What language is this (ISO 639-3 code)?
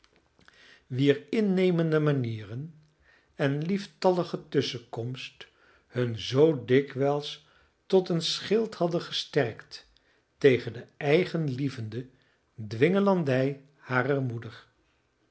nld